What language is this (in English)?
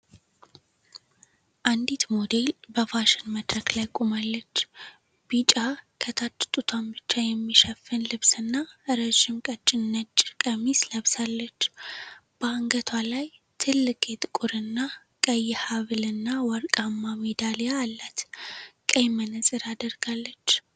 Amharic